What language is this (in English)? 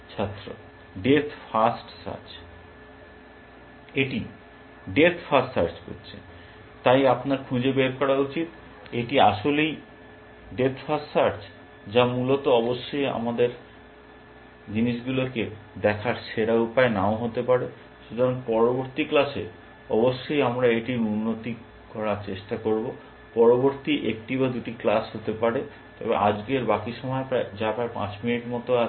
Bangla